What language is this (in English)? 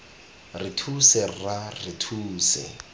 Tswana